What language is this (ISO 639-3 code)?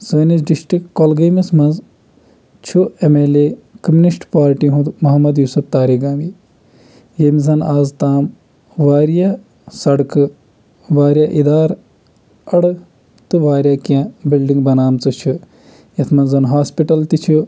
kas